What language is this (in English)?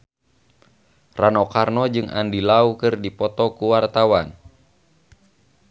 Sundanese